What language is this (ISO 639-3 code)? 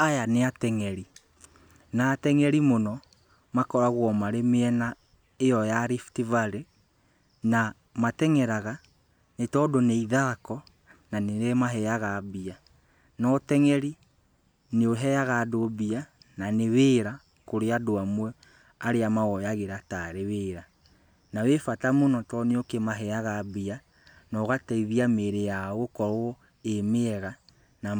kik